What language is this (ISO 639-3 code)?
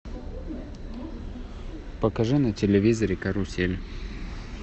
rus